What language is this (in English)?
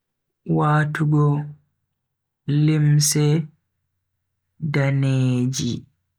Bagirmi Fulfulde